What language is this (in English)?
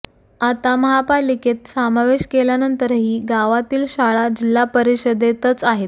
Marathi